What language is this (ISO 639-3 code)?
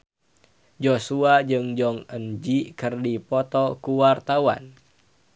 sun